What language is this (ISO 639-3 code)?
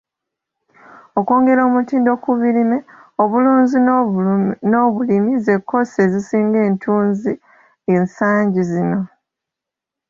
lug